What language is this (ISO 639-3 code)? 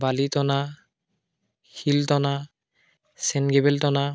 asm